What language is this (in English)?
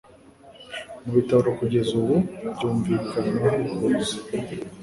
Kinyarwanda